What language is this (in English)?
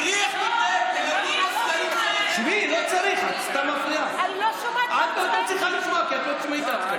Hebrew